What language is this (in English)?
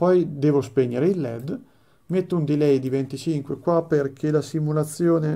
Italian